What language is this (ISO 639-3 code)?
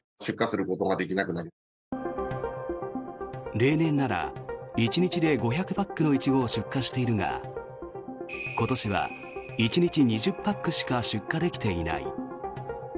jpn